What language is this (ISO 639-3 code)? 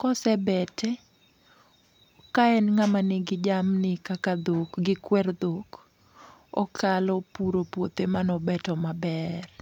luo